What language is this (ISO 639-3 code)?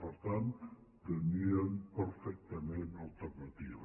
cat